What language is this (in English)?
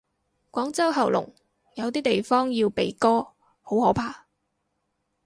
Cantonese